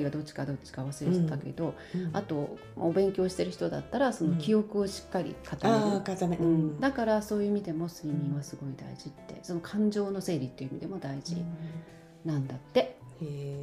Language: Japanese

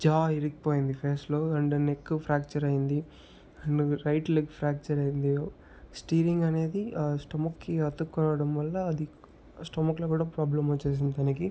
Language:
Telugu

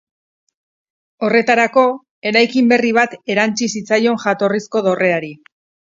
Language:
Basque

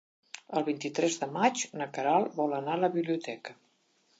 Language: Catalan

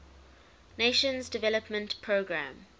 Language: English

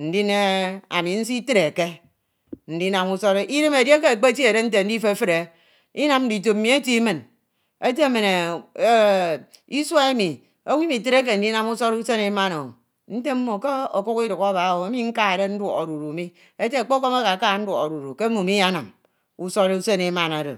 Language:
Ito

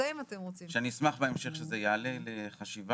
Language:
Hebrew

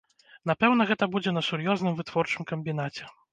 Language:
Belarusian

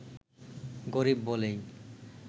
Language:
Bangla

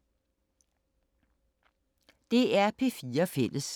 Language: Danish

